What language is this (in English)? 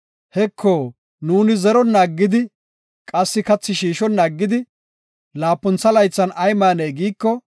Gofa